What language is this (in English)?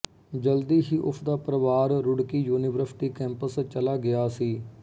Punjabi